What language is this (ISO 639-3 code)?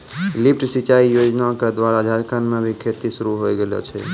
mai